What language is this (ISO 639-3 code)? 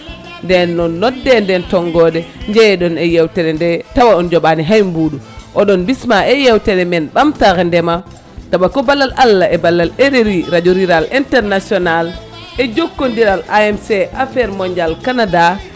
ful